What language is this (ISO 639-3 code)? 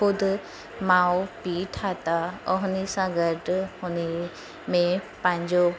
snd